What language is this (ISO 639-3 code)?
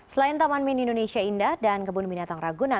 ind